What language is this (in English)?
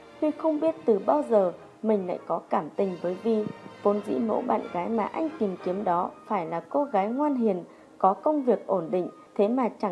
Vietnamese